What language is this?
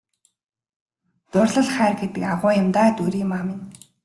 Mongolian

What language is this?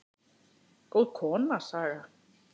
Icelandic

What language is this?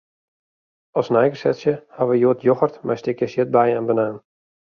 Western Frisian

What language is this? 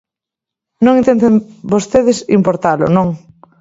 Galician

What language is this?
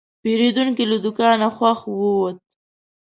Pashto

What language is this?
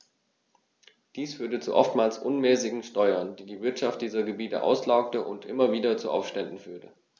German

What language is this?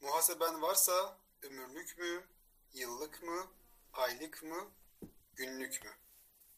Turkish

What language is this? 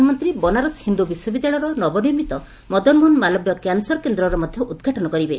Odia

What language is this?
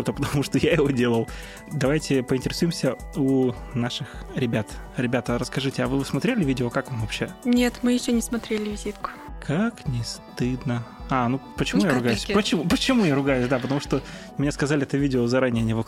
Russian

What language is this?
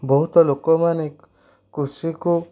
Odia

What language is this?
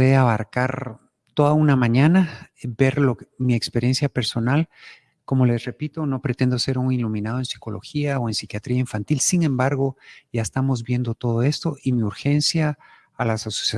Spanish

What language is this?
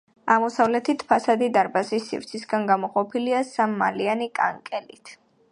Georgian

